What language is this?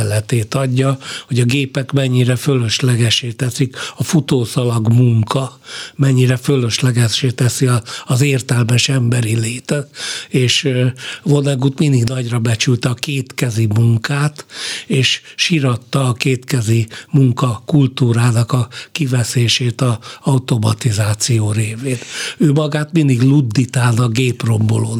Hungarian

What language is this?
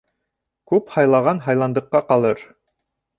Bashkir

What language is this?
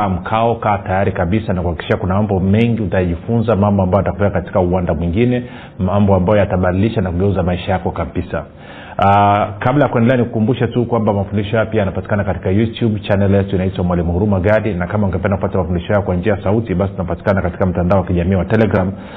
Swahili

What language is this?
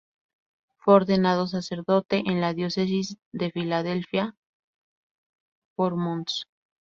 Spanish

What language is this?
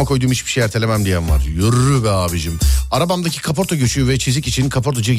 Turkish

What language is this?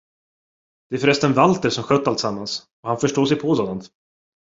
Swedish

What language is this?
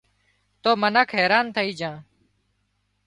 Wadiyara Koli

